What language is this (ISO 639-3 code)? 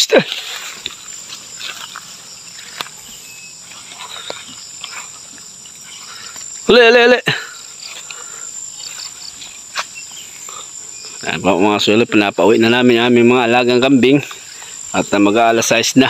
fil